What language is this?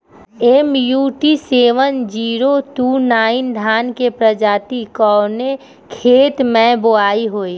Bhojpuri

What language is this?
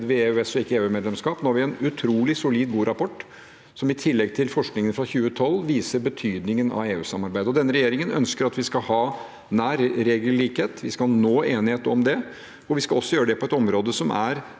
Norwegian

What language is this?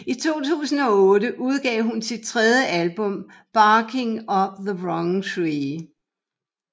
Danish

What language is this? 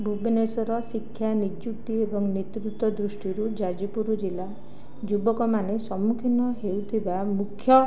Odia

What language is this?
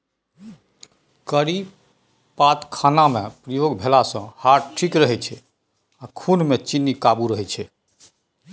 Maithili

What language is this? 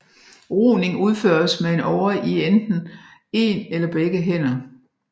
Danish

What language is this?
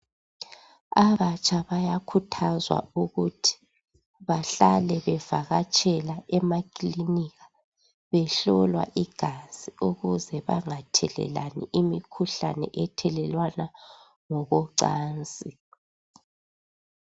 North Ndebele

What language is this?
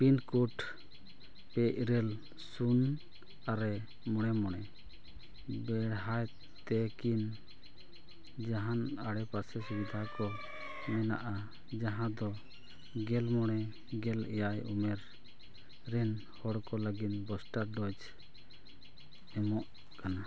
Santali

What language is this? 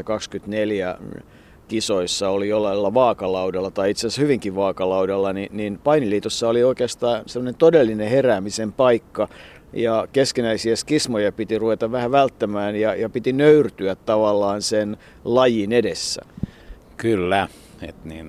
Finnish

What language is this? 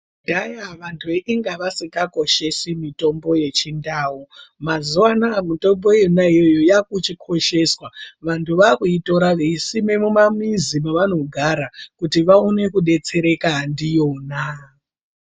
Ndau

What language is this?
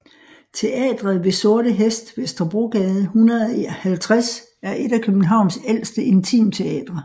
Danish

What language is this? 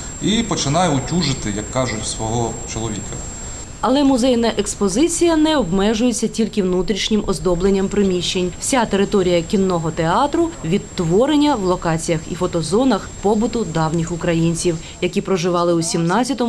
Ukrainian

